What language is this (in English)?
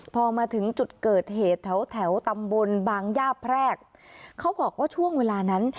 Thai